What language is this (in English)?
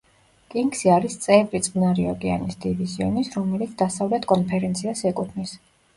Georgian